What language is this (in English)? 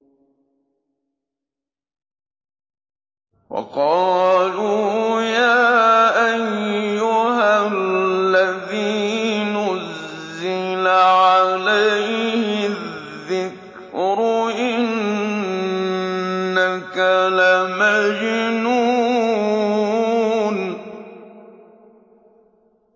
Arabic